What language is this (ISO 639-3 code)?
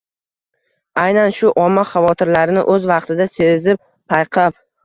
uzb